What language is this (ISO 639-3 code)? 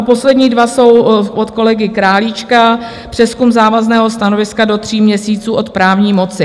ces